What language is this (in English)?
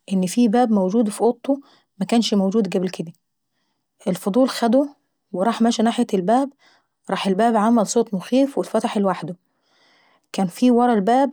Saidi Arabic